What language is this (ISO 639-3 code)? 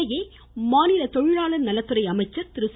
tam